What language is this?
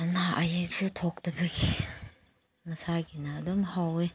Manipuri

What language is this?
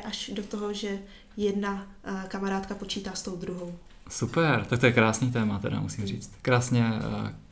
Czech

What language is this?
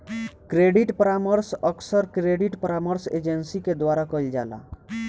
Bhojpuri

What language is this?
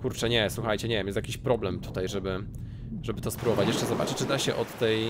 Polish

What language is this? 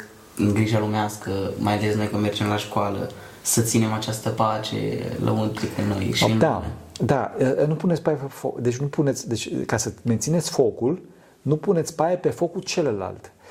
Romanian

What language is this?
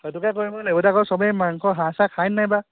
Assamese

